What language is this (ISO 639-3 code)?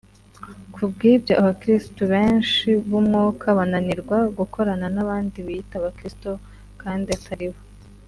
kin